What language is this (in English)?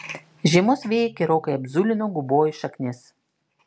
Lithuanian